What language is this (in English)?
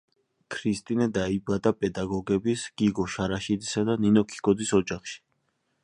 Georgian